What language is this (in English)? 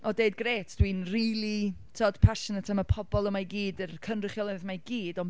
Welsh